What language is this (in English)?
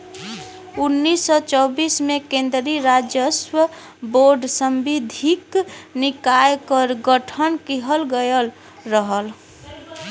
Bhojpuri